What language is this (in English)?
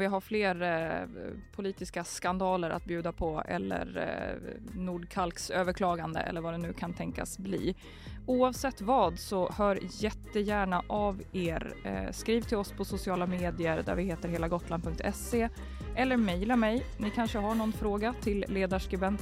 Swedish